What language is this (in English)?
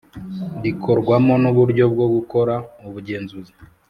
Kinyarwanda